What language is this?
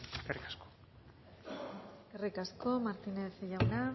Basque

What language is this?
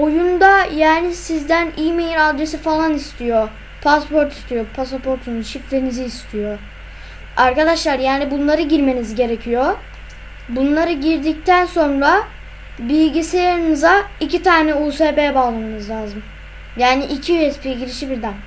Turkish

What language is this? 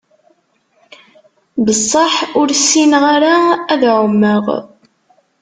Kabyle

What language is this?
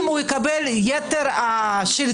Hebrew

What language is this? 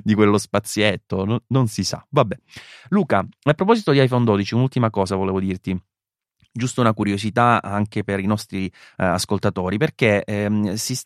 Italian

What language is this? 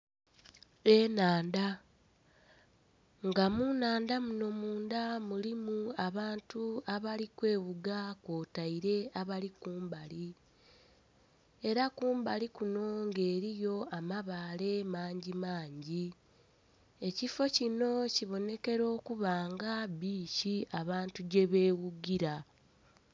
Soga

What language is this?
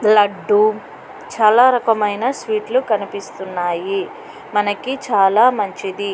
Telugu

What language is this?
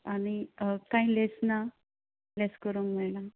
Konkani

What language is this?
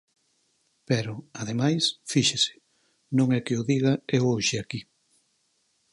Galician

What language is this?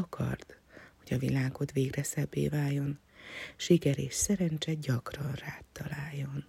Hungarian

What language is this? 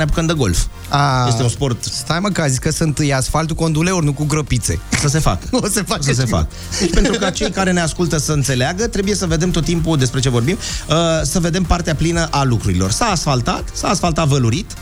Romanian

